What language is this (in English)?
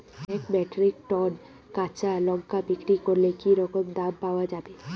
Bangla